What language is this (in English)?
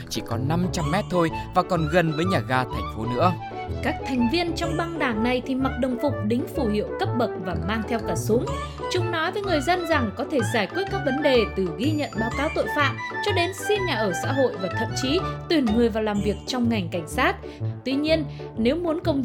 Vietnamese